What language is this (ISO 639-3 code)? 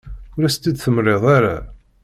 kab